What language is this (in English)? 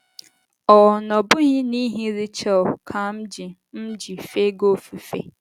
Igbo